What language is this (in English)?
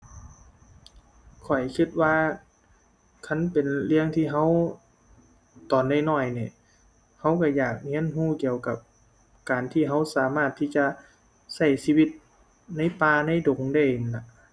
Thai